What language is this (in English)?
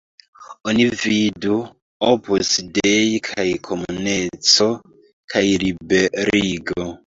Esperanto